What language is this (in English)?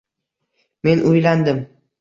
Uzbek